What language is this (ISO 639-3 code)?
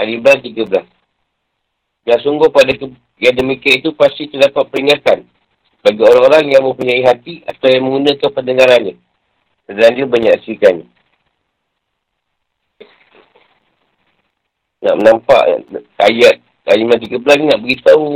msa